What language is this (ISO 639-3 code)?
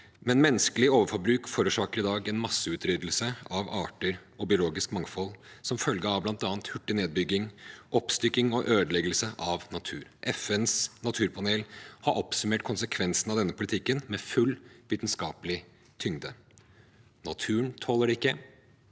nor